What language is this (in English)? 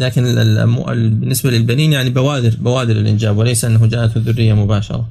Arabic